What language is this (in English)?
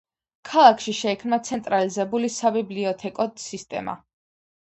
Georgian